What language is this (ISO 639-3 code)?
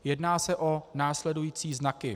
ces